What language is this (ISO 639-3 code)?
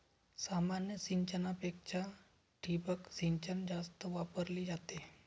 mar